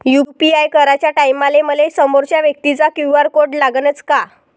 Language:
Marathi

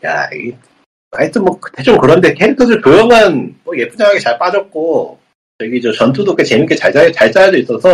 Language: Korean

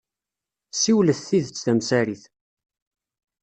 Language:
Kabyle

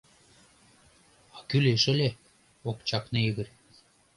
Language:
Mari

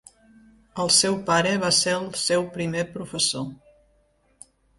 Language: Catalan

